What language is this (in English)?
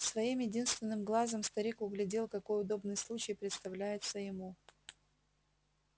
Russian